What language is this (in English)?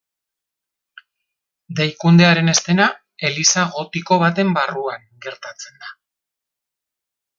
Basque